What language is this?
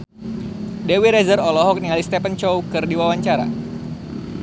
Sundanese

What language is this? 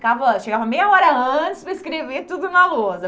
Portuguese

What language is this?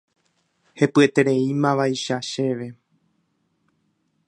Guarani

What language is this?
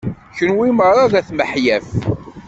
Kabyle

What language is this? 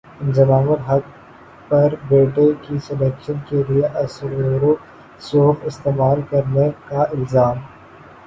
Urdu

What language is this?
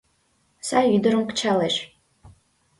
Mari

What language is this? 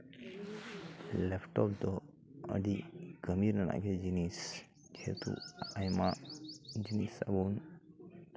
Santali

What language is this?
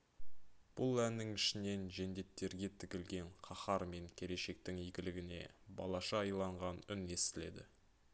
Kazakh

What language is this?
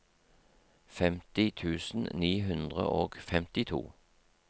Norwegian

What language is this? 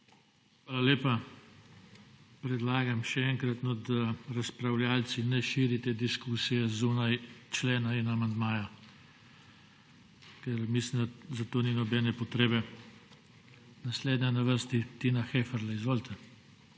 Slovenian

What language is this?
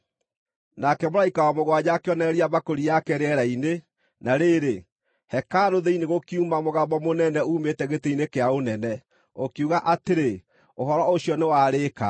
Kikuyu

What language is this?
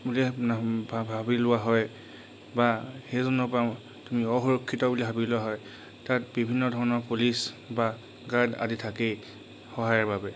Assamese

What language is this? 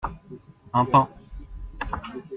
French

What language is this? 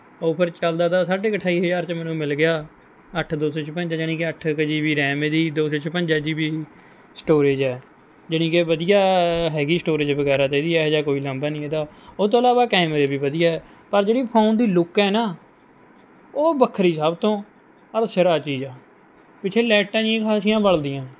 Punjabi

